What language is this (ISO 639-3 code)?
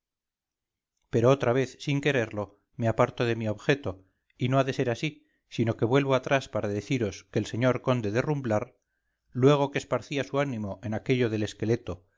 spa